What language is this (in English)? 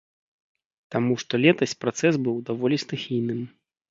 Belarusian